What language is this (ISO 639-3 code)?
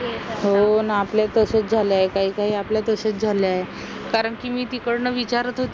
mar